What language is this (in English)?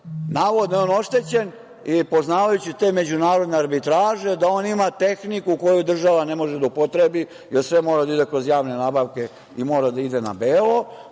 Serbian